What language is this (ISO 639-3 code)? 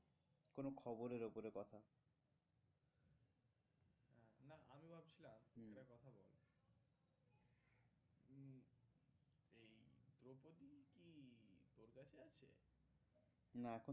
ben